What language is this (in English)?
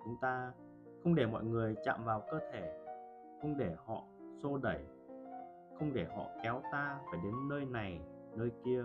Vietnamese